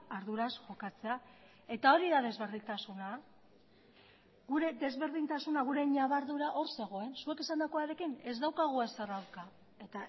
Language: Basque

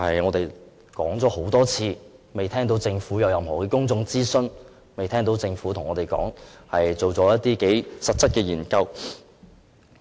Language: Cantonese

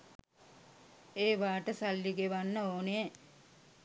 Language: Sinhala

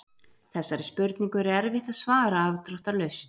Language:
Icelandic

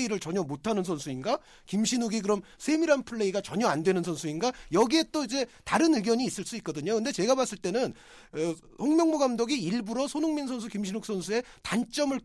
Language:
Korean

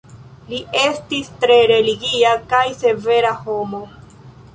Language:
Esperanto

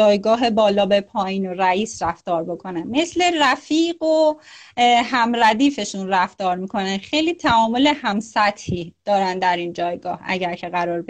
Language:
Persian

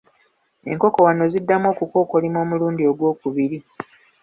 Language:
Ganda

